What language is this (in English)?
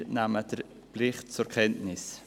Swiss German